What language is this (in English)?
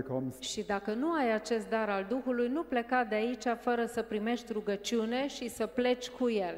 Romanian